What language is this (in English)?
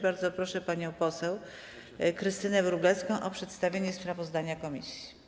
Polish